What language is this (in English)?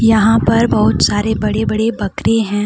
Hindi